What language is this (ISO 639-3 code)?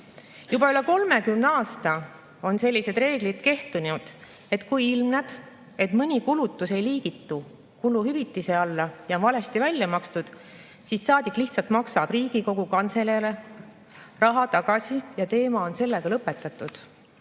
est